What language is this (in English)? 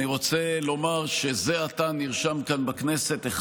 Hebrew